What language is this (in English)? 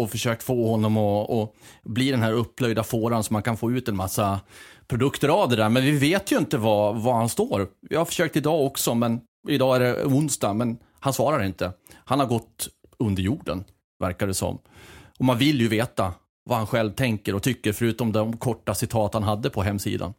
Swedish